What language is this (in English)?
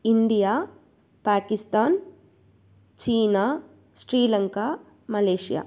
Tamil